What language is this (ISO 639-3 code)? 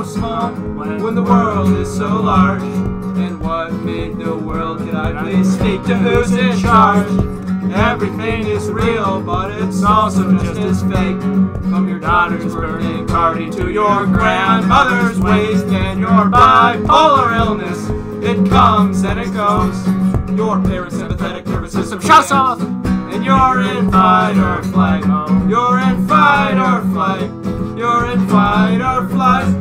eng